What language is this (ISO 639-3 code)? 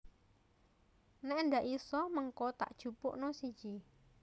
jav